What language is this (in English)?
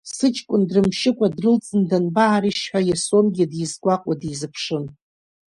Abkhazian